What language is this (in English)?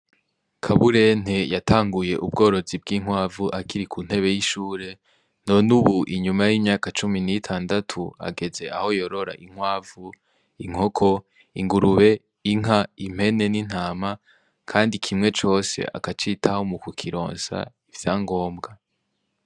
Rundi